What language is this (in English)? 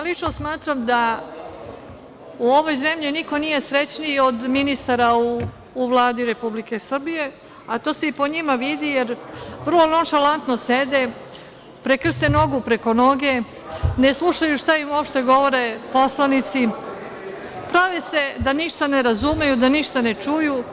Serbian